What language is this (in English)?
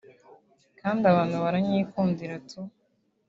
Kinyarwanda